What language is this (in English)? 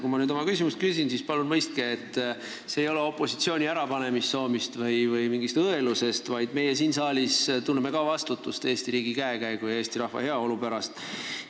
Estonian